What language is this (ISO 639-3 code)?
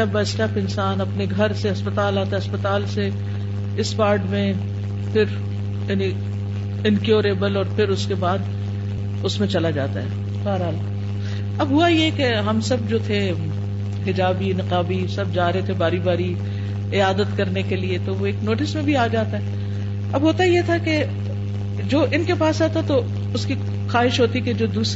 urd